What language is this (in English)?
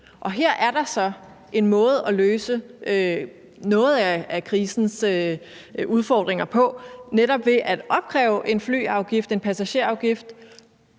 Danish